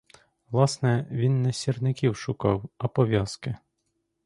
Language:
Ukrainian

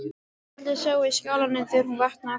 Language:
Icelandic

